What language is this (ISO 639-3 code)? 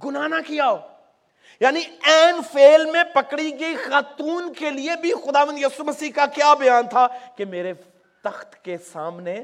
urd